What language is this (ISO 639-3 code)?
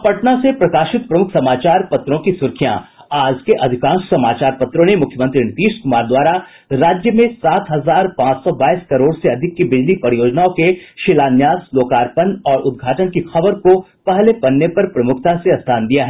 hin